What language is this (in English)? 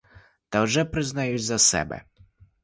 Ukrainian